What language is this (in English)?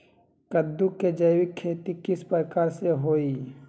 Magahi